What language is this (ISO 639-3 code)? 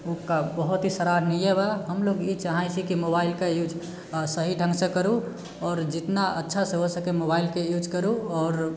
mai